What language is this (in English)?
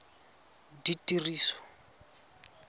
Tswana